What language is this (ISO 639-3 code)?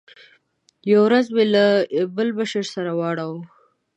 pus